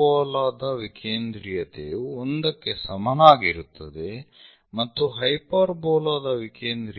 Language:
Kannada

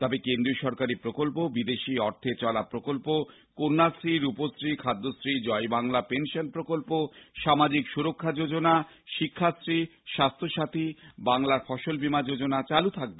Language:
Bangla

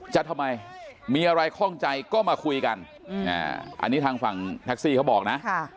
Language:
Thai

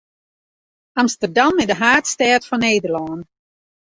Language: Western Frisian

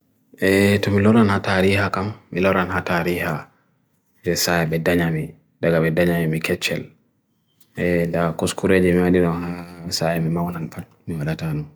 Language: Bagirmi Fulfulde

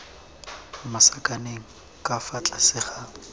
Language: Tswana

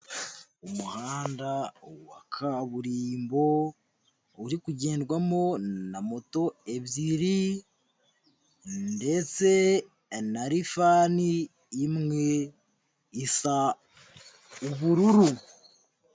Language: Kinyarwanda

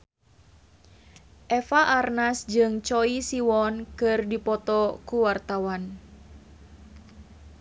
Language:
Sundanese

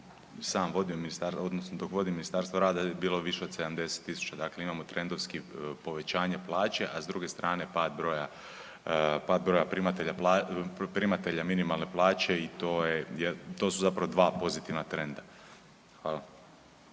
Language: Croatian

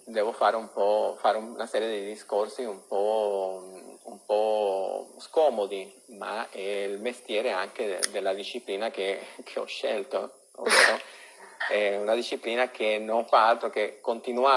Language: Italian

